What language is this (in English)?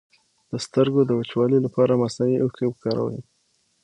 Pashto